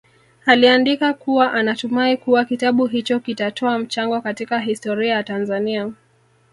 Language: Swahili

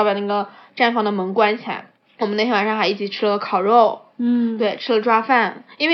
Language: Chinese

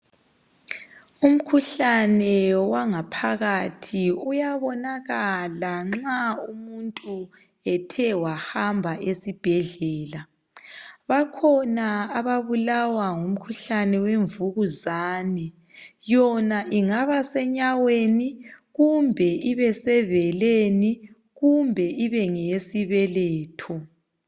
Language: North Ndebele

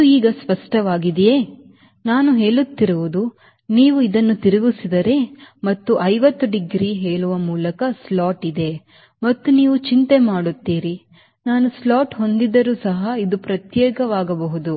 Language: Kannada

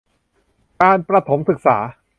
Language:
Thai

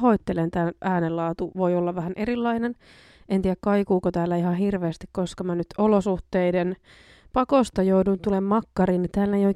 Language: Finnish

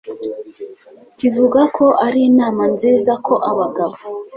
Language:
Kinyarwanda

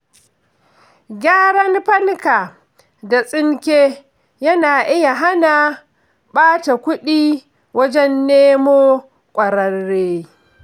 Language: Hausa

